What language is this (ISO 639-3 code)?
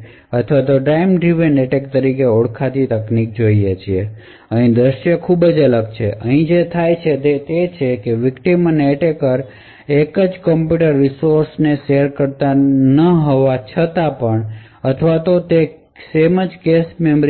guj